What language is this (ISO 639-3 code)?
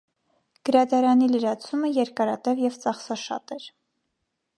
hye